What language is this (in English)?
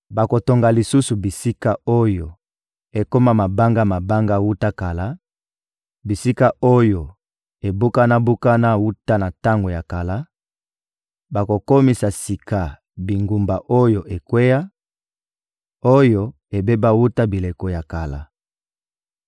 Lingala